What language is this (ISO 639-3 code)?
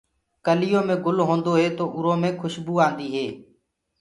ggg